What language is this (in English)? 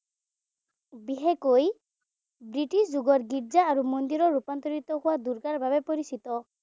Assamese